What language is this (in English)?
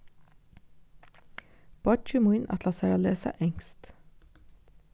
Faroese